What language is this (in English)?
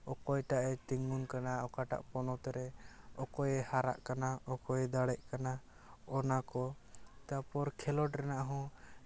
Santali